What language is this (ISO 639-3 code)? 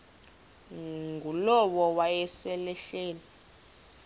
xho